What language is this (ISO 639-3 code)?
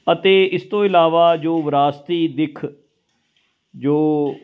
pan